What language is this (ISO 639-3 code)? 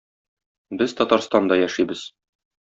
tat